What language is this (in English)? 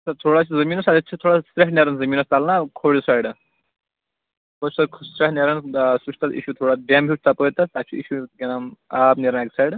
Kashmiri